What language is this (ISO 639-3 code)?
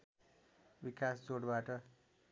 nep